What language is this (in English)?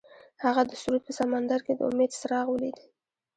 Pashto